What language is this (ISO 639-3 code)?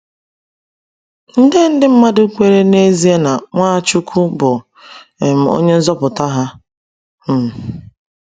ibo